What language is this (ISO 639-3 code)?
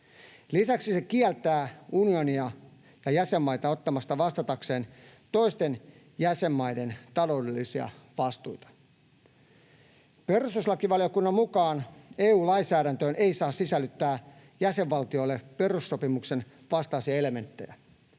fin